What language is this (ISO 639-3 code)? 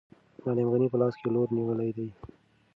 pus